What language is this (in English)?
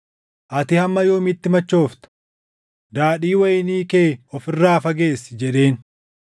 Oromo